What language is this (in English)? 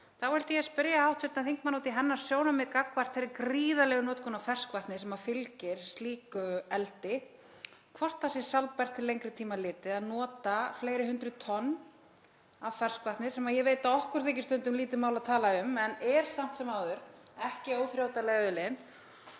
Icelandic